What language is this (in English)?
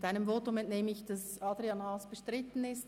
Swiss German